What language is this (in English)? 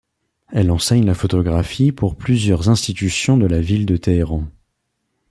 French